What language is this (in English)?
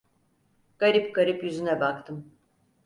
Turkish